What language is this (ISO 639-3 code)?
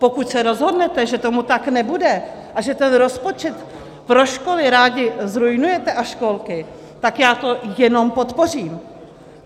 ces